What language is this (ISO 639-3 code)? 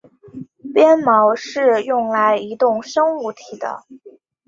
zho